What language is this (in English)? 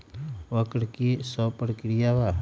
Magahi